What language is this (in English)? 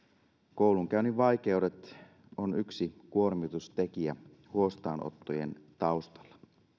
Finnish